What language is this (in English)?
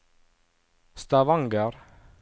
Norwegian